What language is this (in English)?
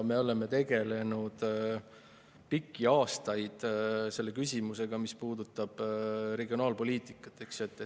Estonian